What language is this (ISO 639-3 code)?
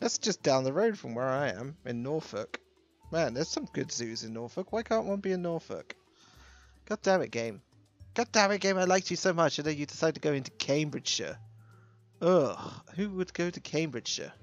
eng